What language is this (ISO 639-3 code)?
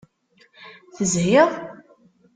kab